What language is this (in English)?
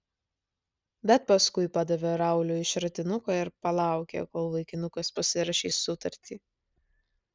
Lithuanian